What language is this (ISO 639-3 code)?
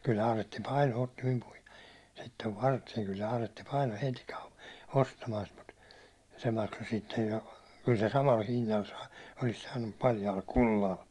fin